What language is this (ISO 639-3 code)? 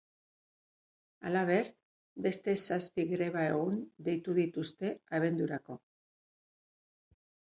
eus